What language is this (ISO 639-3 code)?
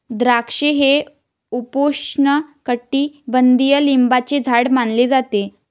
mar